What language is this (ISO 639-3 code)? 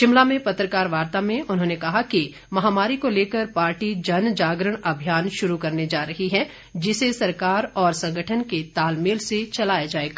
hin